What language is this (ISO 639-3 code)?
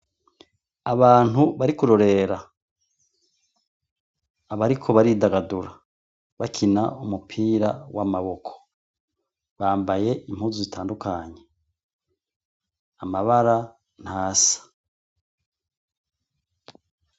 run